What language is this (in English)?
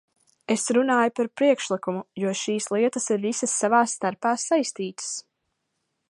Latvian